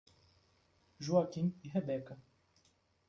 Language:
Portuguese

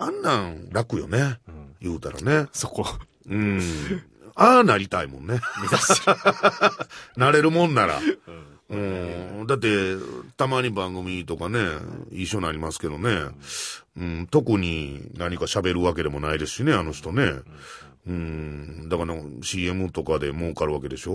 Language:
Japanese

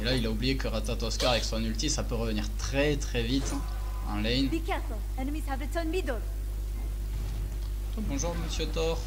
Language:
French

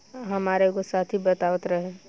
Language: Bhojpuri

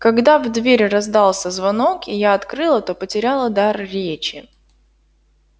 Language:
Russian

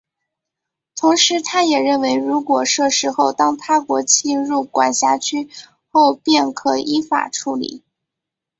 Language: Chinese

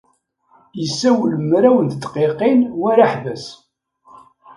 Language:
Kabyle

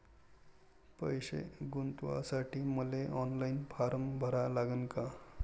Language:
Marathi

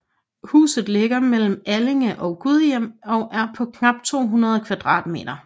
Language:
Danish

